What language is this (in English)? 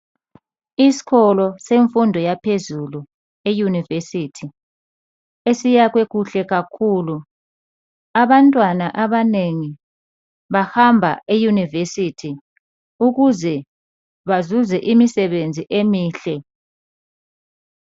North Ndebele